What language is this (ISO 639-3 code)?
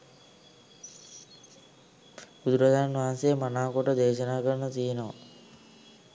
sin